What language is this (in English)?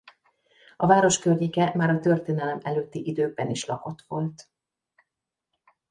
Hungarian